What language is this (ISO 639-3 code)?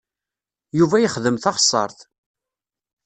kab